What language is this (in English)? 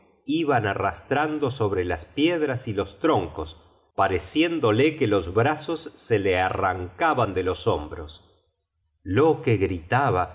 Spanish